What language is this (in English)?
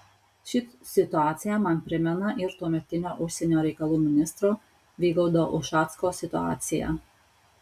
Lithuanian